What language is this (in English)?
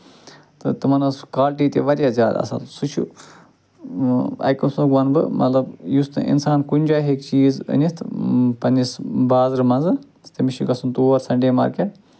Kashmiri